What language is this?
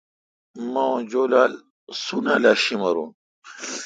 Kalkoti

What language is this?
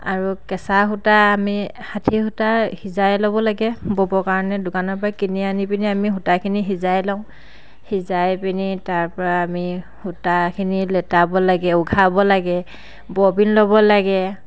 Assamese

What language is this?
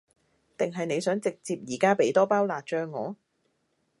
Cantonese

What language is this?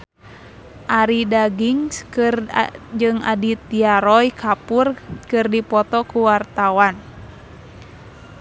Sundanese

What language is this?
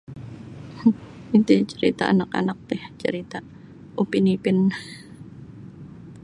Sabah Bisaya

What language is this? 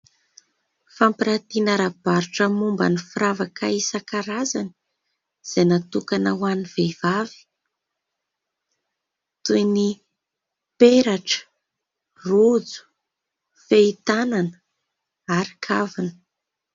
Malagasy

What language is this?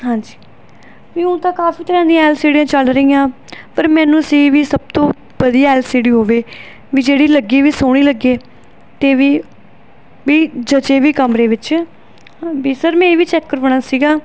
Punjabi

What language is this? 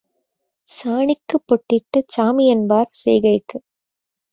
Tamil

